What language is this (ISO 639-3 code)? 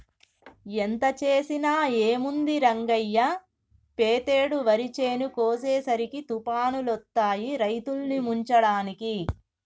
tel